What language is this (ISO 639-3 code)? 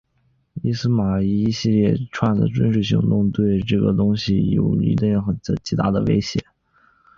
zho